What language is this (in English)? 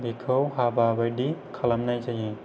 Bodo